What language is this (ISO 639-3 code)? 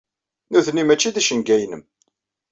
kab